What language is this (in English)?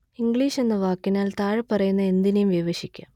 Malayalam